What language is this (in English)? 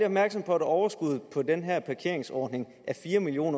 Danish